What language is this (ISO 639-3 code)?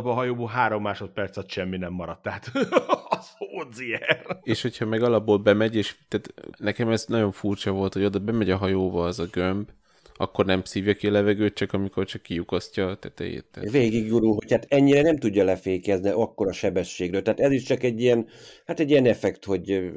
hun